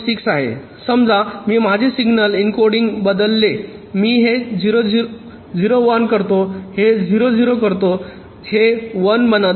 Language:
Marathi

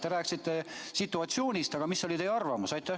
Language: Estonian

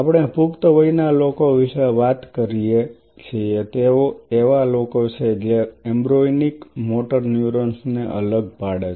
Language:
Gujarati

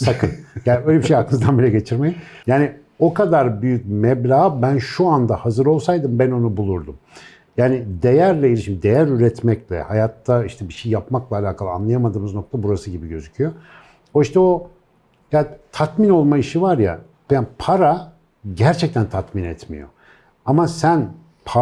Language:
Turkish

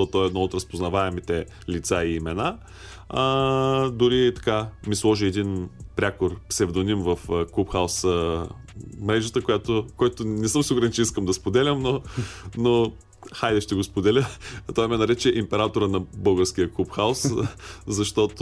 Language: Bulgarian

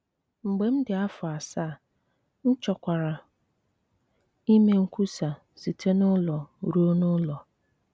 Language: Igbo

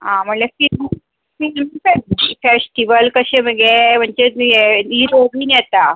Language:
Konkani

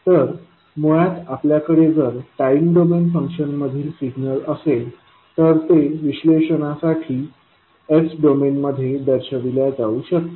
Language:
Marathi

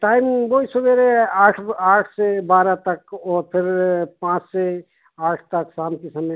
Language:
Hindi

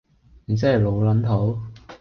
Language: Cantonese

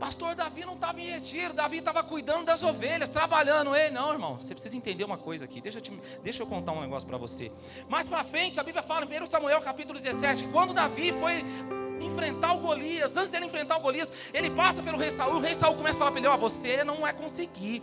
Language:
Portuguese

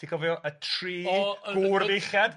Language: Welsh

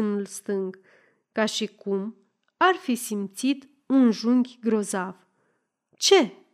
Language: Romanian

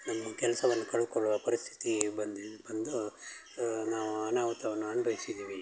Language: Kannada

